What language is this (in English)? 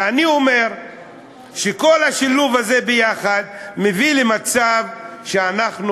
Hebrew